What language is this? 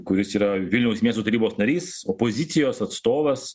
Lithuanian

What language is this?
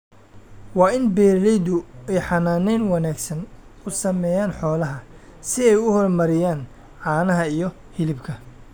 Somali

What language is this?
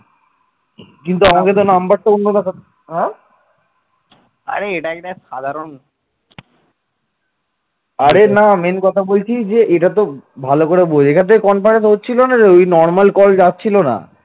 Bangla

